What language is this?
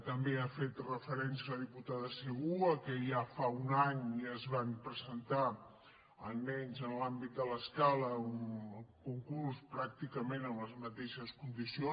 Catalan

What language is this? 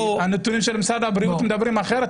Hebrew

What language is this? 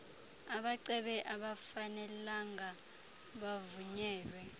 Xhosa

